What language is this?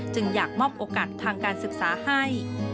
Thai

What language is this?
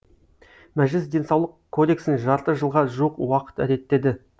Kazakh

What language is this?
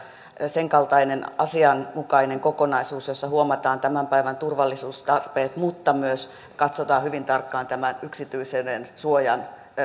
Finnish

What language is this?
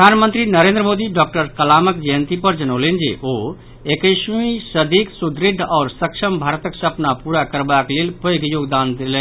Maithili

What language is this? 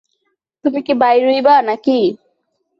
Bangla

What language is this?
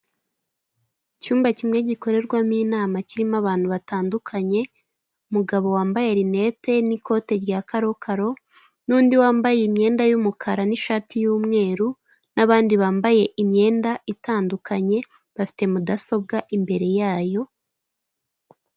Kinyarwanda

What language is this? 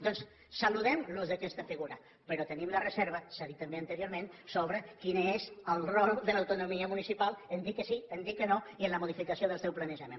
Catalan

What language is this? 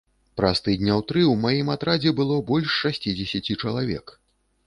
Belarusian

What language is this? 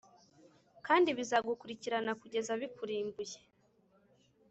Kinyarwanda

